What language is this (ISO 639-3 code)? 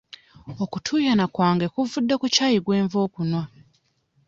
lug